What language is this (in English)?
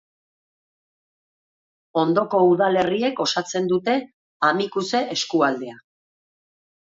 Basque